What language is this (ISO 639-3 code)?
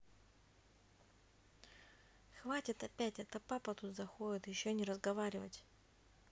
rus